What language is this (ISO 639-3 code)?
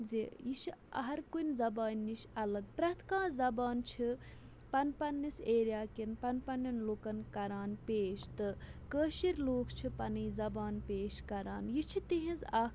kas